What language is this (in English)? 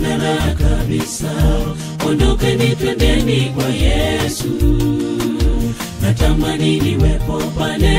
Indonesian